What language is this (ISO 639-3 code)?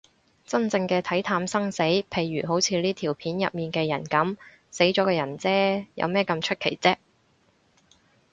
yue